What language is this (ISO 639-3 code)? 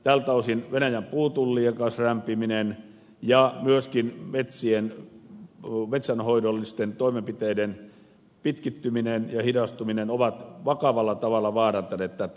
fin